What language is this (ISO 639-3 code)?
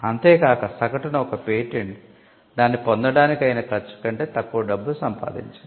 tel